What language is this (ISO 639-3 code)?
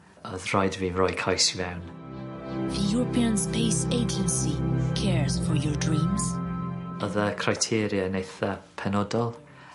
cym